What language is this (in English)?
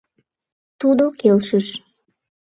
Mari